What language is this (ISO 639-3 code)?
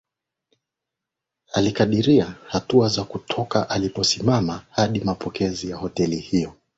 swa